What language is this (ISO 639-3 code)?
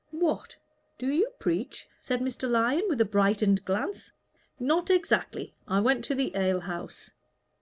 eng